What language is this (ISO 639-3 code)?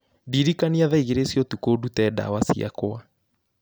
kik